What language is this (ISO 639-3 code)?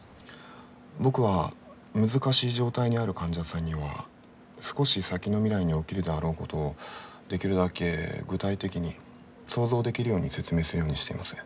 jpn